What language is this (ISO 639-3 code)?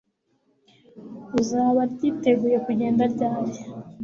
kin